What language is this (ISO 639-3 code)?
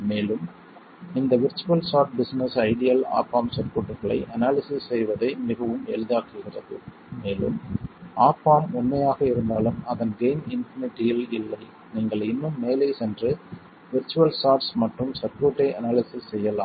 tam